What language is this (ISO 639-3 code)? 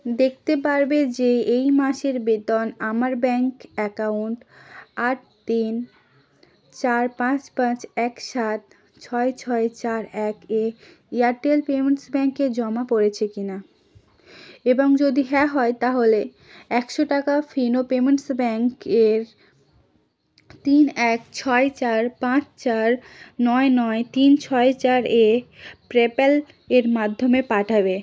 ben